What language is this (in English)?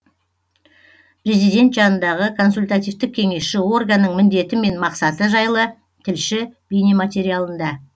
Kazakh